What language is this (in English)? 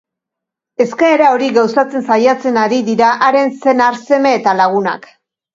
Basque